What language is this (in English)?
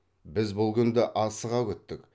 Kazakh